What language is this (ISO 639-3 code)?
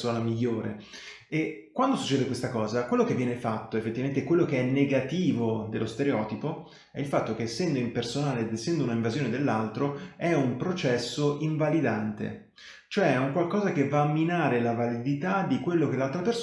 ita